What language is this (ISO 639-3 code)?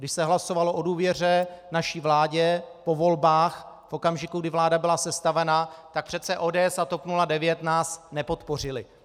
ces